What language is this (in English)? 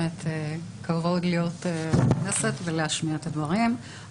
Hebrew